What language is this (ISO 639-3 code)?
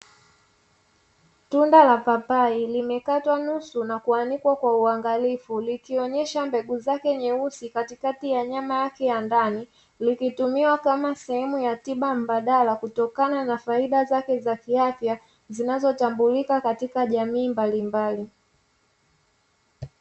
swa